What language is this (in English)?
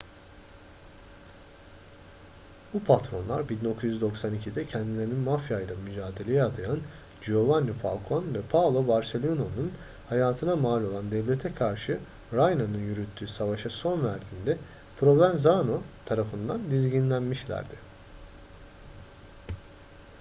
Turkish